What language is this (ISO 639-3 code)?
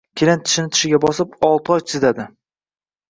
uzb